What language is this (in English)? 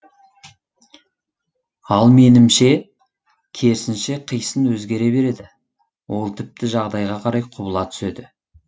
Kazakh